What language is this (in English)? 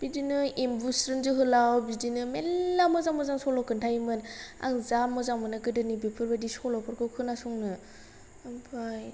Bodo